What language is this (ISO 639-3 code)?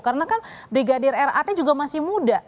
ind